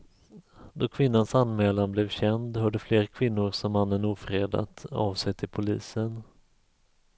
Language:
Swedish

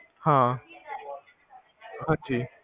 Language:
Punjabi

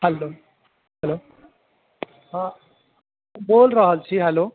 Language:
Maithili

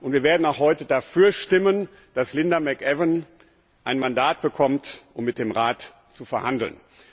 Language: German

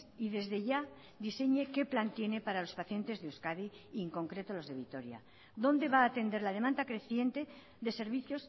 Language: Spanish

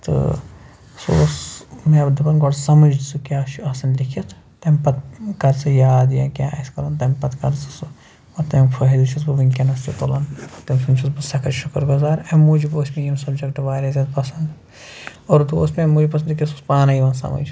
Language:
Kashmiri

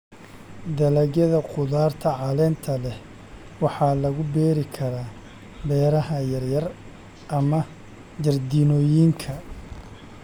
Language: Somali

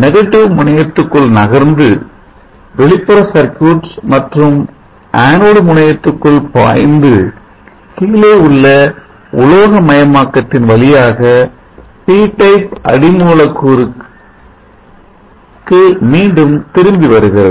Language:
Tamil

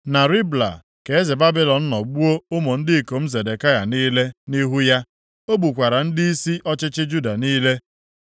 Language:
Igbo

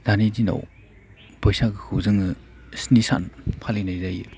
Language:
Bodo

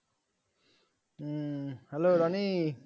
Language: Bangla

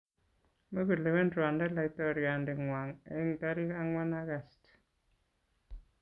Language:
Kalenjin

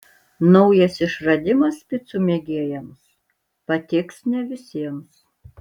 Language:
Lithuanian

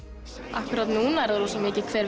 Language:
Icelandic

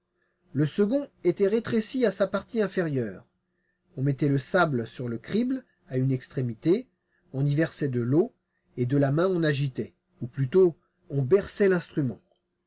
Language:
French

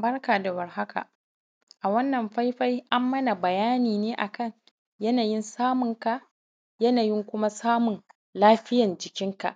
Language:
Hausa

